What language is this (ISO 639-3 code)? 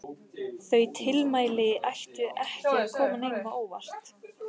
isl